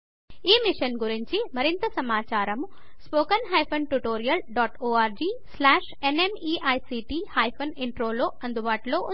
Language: Telugu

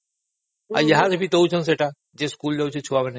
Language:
Odia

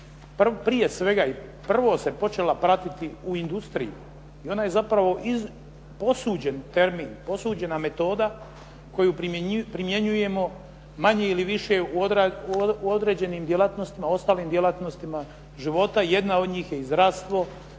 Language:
Croatian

